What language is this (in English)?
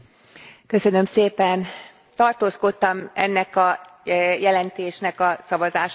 Hungarian